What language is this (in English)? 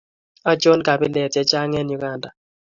Kalenjin